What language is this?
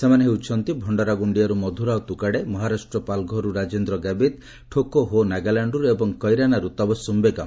Odia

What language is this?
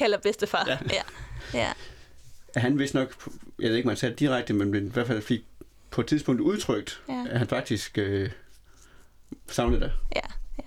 Danish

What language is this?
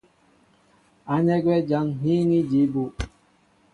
Mbo (Cameroon)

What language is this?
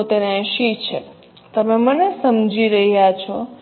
Gujarati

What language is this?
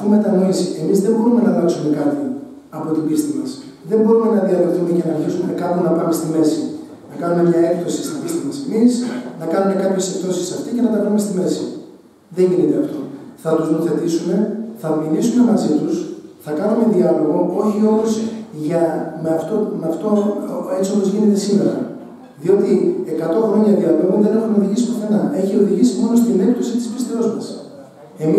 Greek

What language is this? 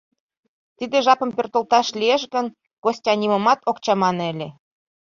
Mari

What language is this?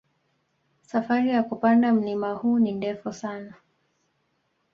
Swahili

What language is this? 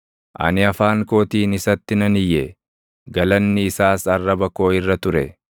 Oromo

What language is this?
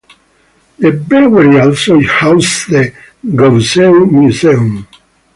English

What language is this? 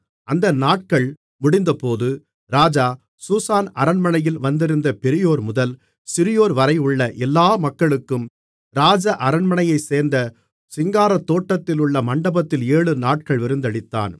Tamil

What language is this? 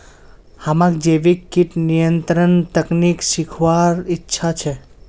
Magahi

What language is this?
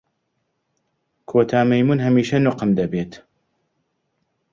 Central Kurdish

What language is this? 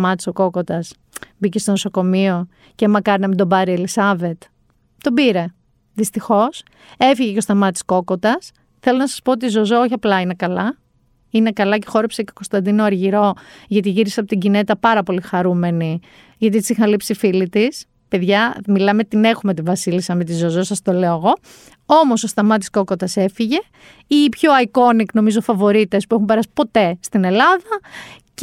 Greek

